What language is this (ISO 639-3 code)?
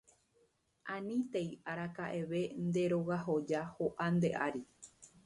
grn